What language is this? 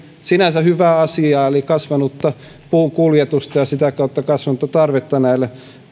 Finnish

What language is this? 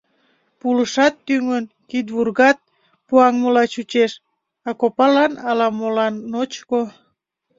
Mari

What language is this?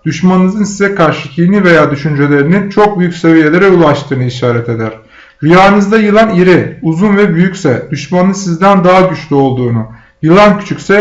Turkish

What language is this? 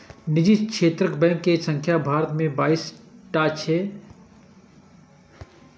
Maithili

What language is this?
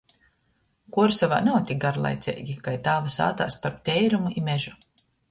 Latgalian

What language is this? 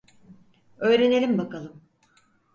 Turkish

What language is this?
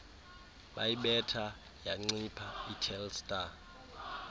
Xhosa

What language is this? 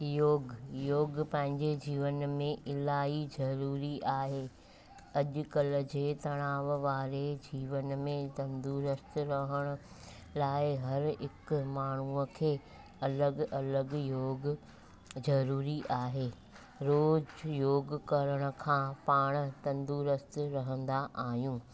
Sindhi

